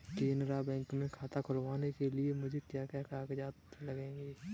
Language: Hindi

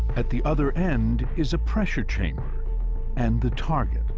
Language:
English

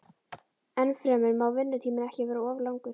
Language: Icelandic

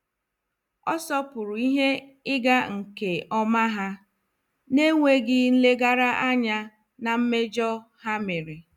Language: Igbo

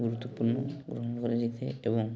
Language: Odia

